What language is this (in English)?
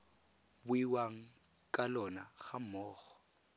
Tswana